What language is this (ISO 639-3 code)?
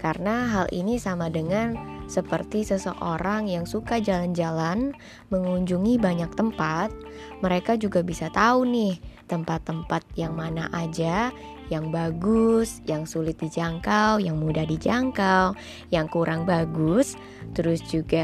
ind